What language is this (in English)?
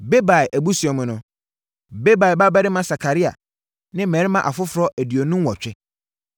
Akan